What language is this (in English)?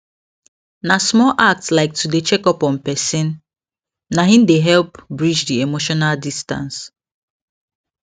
Nigerian Pidgin